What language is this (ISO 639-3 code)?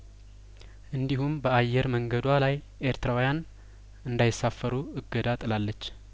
amh